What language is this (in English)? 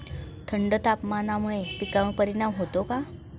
Marathi